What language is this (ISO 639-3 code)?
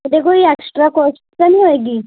pan